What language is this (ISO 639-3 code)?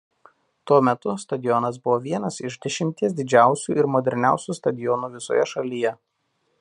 lit